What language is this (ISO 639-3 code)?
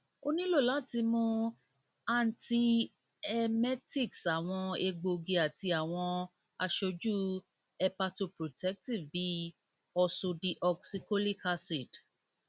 yor